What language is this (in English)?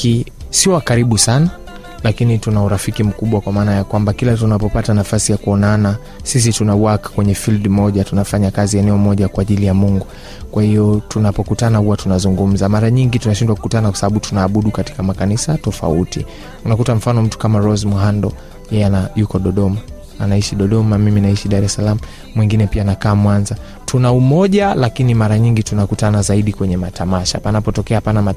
Swahili